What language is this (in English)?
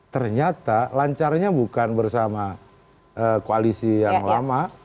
Indonesian